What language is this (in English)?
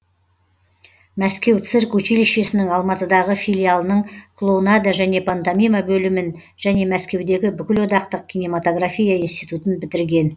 Kazakh